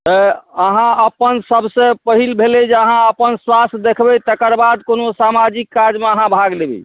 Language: Maithili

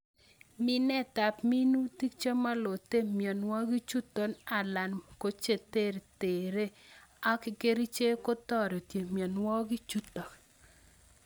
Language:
Kalenjin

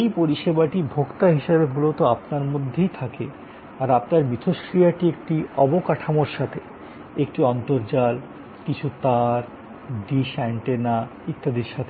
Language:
Bangla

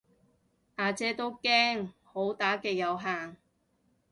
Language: Cantonese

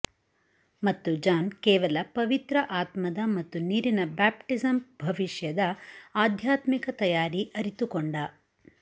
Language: Kannada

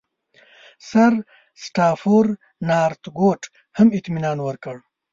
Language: Pashto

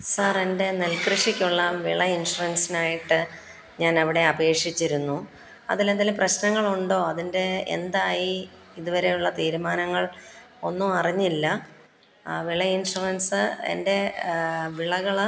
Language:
Malayalam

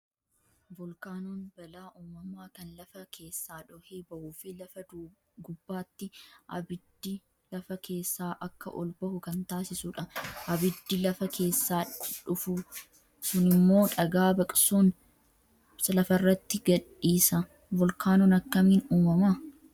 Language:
Oromo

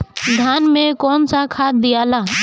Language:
Bhojpuri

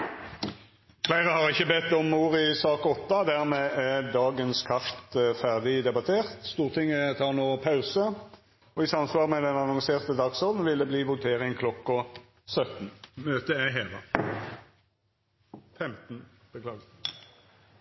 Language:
Norwegian Nynorsk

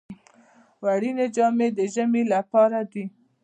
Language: Pashto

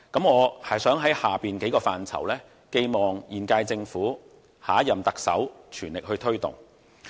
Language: Cantonese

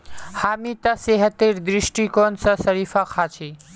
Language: Magahi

